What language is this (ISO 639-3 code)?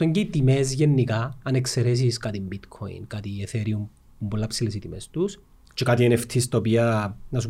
ell